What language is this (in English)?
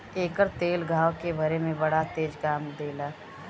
Bhojpuri